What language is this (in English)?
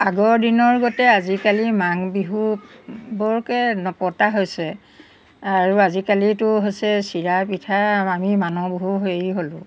Assamese